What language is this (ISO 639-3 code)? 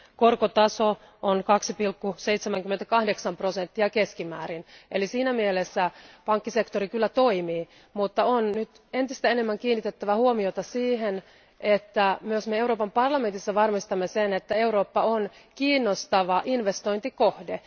fin